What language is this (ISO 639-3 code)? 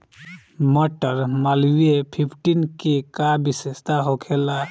bho